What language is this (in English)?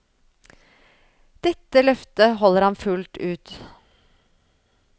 Norwegian